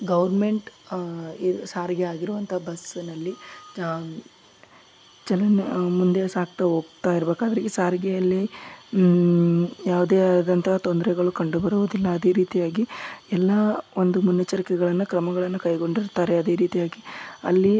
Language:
Kannada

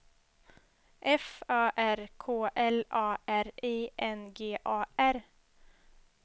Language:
Swedish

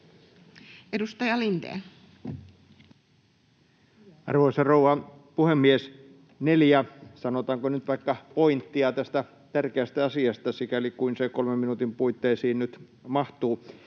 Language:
Finnish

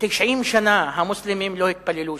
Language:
Hebrew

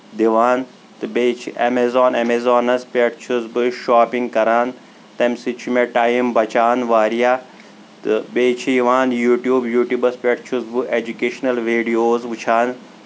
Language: Kashmiri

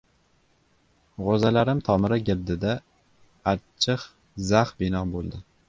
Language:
Uzbek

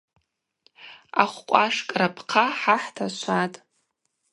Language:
Abaza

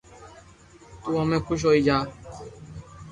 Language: Loarki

